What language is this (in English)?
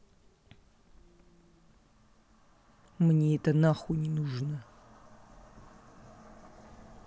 Russian